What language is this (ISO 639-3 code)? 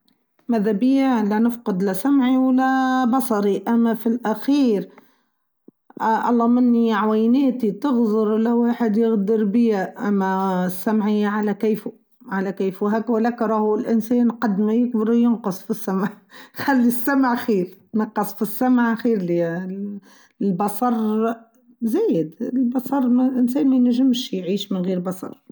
aeb